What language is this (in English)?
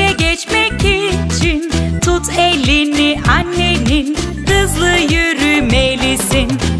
Turkish